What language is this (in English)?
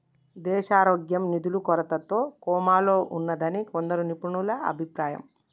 Telugu